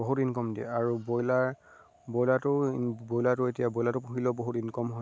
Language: Assamese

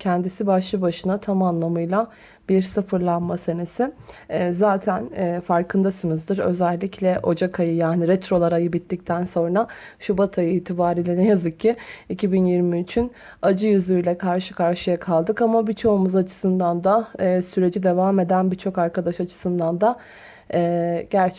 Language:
Turkish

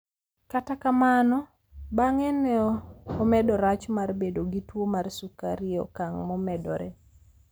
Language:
Luo (Kenya and Tanzania)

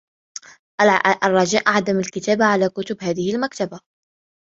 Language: Arabic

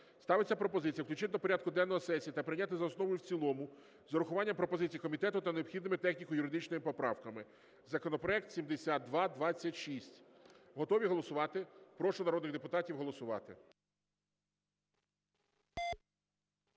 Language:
Ukrainian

